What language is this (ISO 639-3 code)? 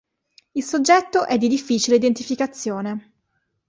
ita